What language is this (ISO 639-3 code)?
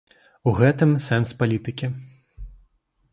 bel